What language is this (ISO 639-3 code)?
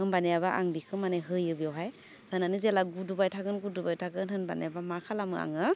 brx